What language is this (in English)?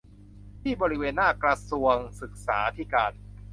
Thai